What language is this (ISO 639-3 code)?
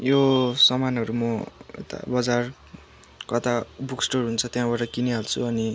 nep